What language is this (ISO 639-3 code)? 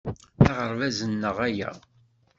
kab